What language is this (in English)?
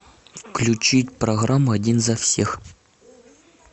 Russian